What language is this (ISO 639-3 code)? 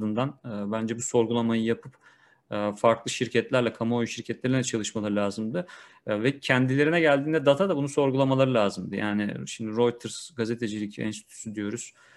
tur